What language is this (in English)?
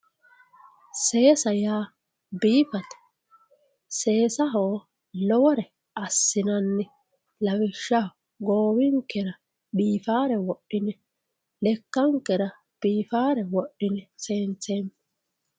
Sidamo